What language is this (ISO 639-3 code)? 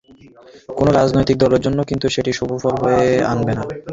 ben